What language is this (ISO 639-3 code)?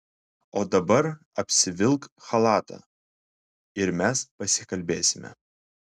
lit